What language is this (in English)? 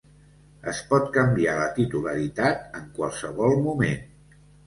Catalan